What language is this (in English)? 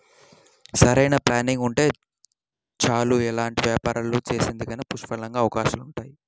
Telugu